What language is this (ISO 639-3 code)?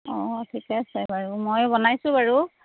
asm